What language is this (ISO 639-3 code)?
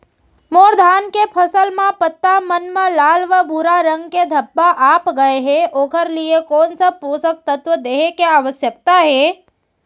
hne